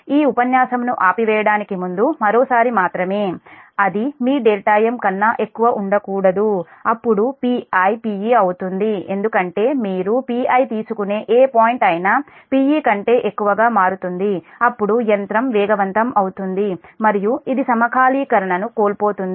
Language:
Telugu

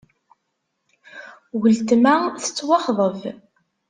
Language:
Kabyle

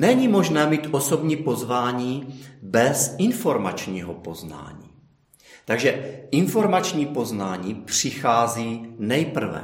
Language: Czech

